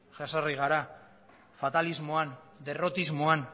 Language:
Basque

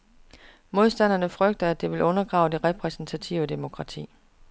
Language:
Danish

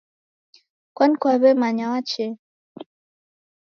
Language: Taita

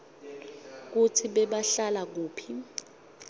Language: Swati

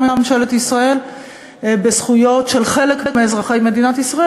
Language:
Hebrew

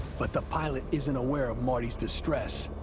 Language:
English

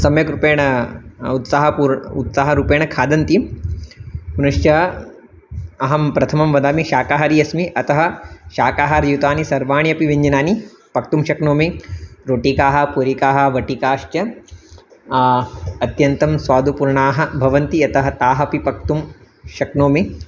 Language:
Sanskrit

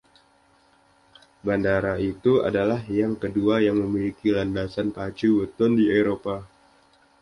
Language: Indonesian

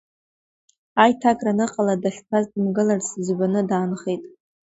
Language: Abkhazian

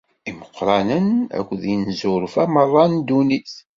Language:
Kabyle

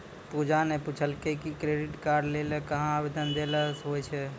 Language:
Maithili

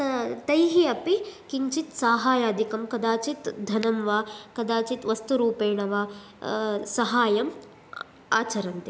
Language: Sanskrit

